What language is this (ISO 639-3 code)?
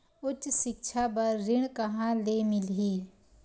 hne